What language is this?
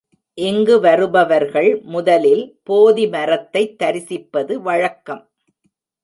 Tamil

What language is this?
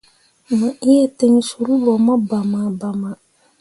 Mundang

